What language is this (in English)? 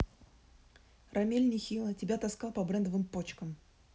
Russian